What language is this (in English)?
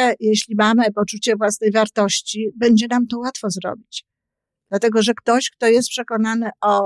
Polish